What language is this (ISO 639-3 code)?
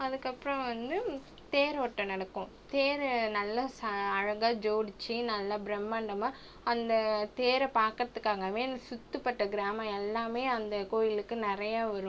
tam